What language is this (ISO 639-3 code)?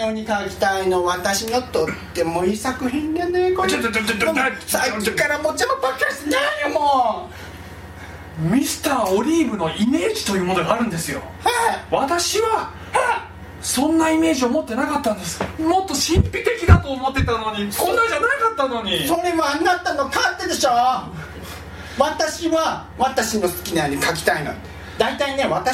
jpn